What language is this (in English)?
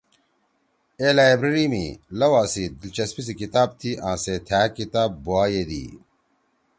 Torwali